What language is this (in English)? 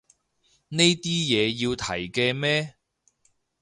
Cantonese